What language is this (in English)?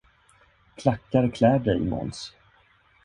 Swedish